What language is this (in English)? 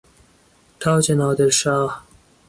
Persian